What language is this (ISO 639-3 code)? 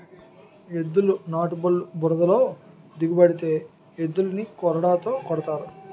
tel